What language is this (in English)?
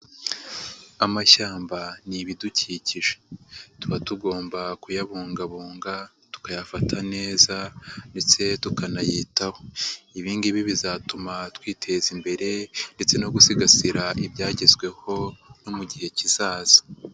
Kinyarwanda